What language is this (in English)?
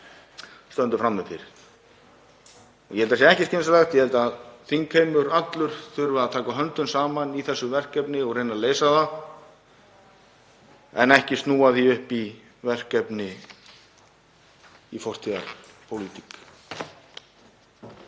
Icelandic